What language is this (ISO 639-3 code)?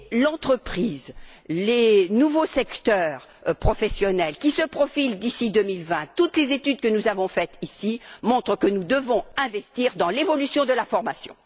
fra